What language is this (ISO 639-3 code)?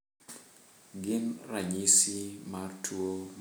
luo